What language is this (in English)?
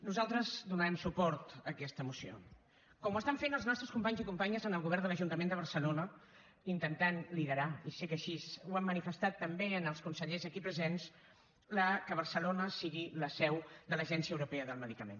Catalan